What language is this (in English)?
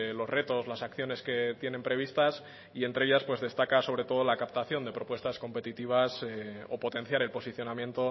Spanish